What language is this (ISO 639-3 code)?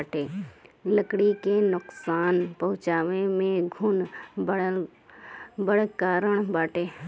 bho